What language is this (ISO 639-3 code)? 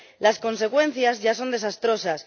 spa